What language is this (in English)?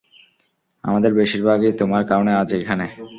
Bangla